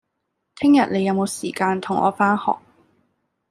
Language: Cantonese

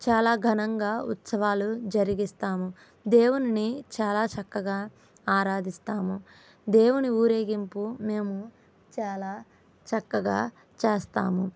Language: Telugu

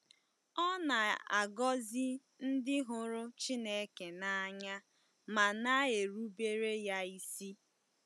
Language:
Igbo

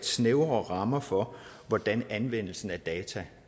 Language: Danish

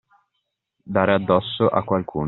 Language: Italian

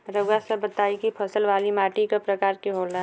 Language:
Bhojpuri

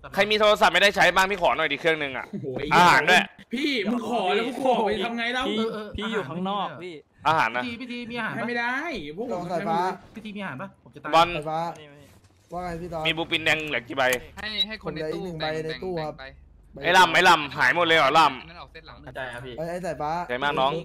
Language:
Thai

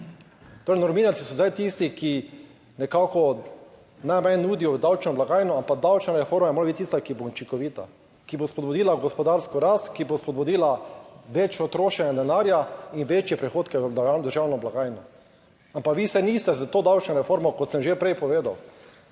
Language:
Slovenian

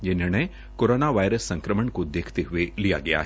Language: Hindi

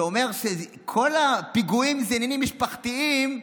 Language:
Hebrew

